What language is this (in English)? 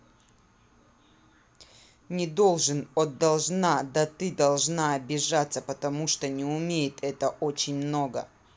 Russian